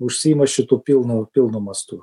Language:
Lithuanian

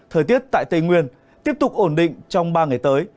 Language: Vietnamese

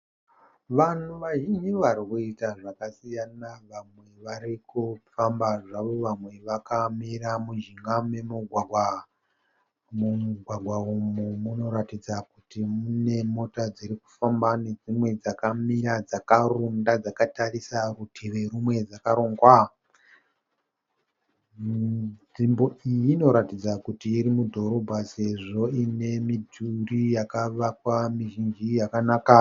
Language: Shona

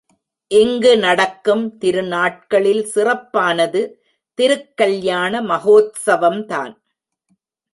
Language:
Tamil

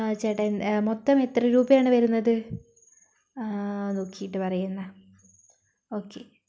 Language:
Malayalam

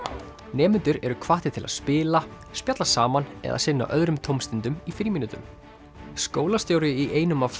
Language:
Icelandic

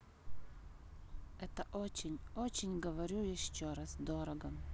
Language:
Russian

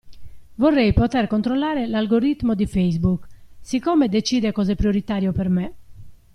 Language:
Italian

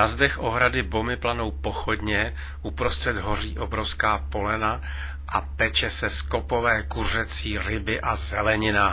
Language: Czech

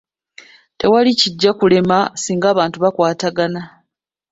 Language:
Ganda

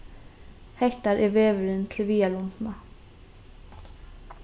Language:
Faroese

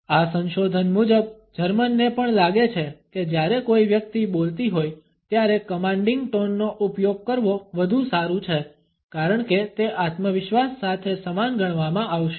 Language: Gujarati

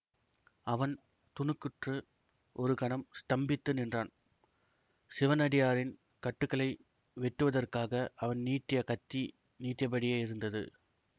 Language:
Tamil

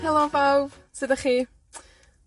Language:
Welsh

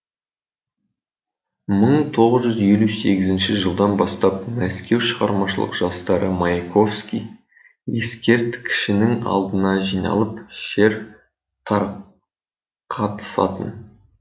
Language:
Kazakh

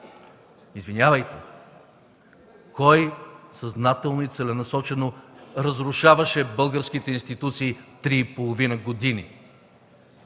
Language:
Bulgarian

